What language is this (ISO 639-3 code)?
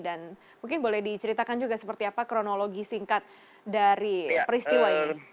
ind